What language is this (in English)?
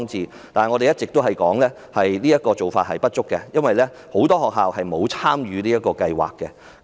Cantonese